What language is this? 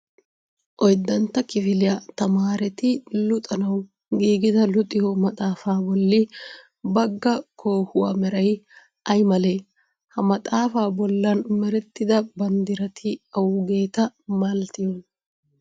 Wolaytta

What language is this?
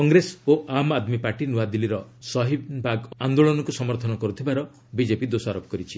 Odia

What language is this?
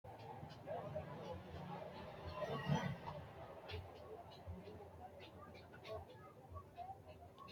Sidamo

